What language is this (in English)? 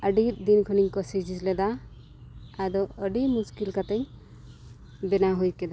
Santali